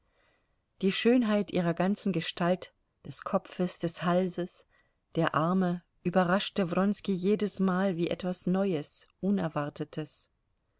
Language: German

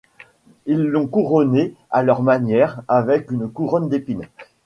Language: French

